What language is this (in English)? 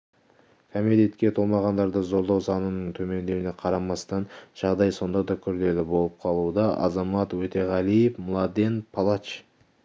Kazakh